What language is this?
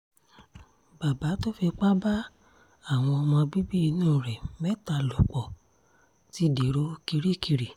Yoruba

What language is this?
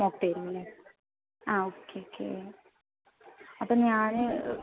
Malayalam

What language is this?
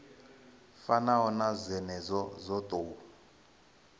Venda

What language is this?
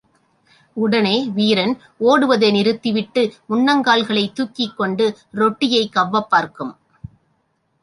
Tamil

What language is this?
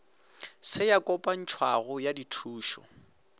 Northern Sotho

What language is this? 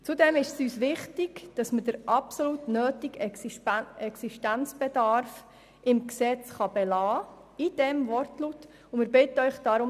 Swiss German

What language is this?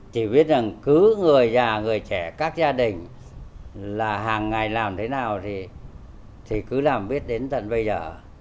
Vietnamese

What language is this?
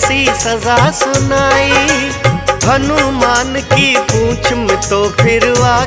Hindi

